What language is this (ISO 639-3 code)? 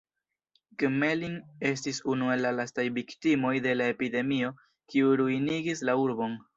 epo